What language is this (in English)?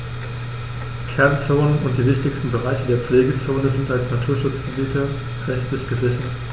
German